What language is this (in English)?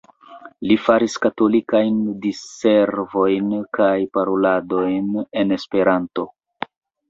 Esperanto